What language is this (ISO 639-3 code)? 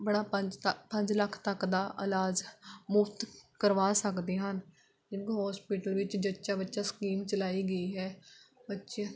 pan